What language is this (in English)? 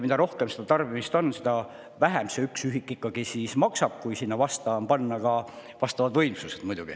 Estonian